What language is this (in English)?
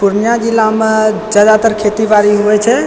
Maithili